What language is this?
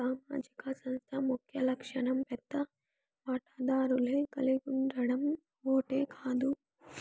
Telugu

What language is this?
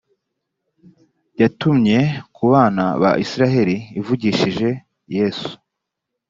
Kinyarwanda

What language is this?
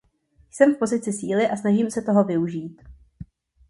Czech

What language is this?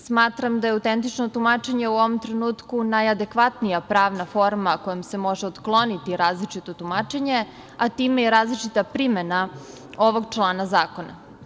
Serbian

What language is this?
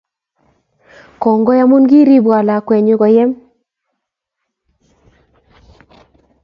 Kalenjin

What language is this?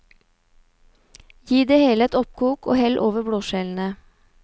Norwegian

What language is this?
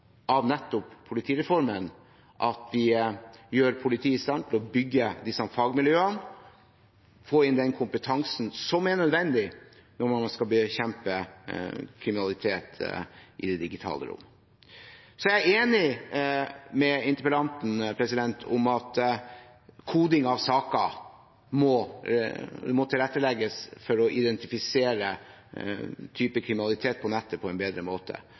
Norwegian Bokmål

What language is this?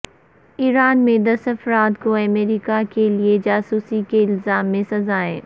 Urdu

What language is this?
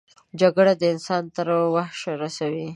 Pashto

